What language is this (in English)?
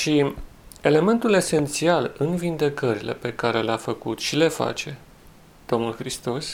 Romanian